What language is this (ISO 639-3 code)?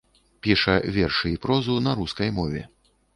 bel